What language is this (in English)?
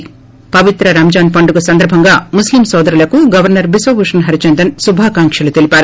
Telugu